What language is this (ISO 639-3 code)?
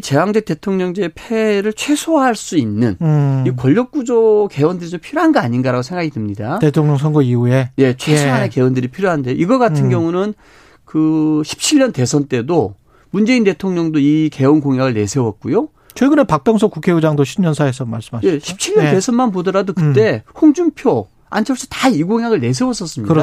kor